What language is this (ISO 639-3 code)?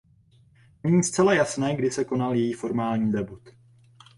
ces